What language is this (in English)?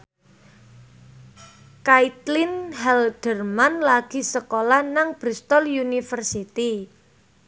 Javanese